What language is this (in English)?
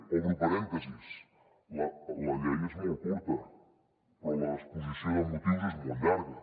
Catalan